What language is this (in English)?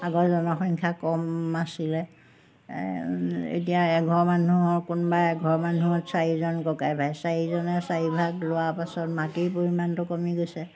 Assamese